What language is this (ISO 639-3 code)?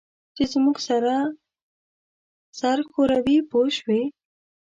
pus